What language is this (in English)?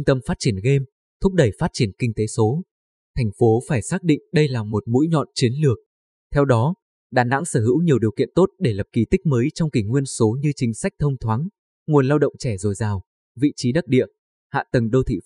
Vietnamese